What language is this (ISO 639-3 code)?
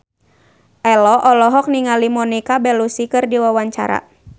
sun